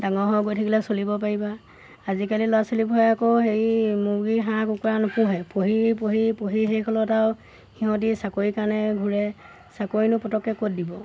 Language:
Assamese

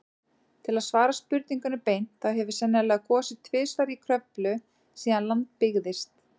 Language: Icelandic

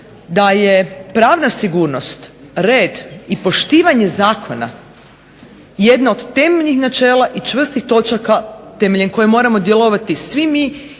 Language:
Croatian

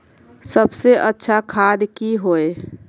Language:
Magahi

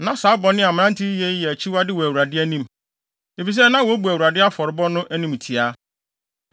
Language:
Akan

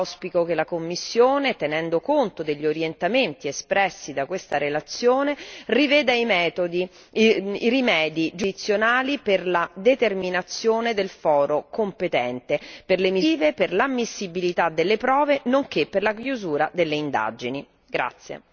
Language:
Italian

